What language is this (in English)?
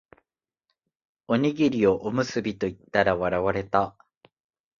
Japanese